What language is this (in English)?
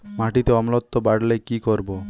Bangla